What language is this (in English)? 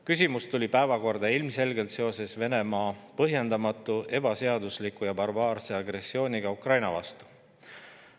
Estonian